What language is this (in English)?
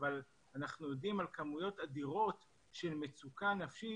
Hebrew